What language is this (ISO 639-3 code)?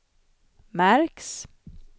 swe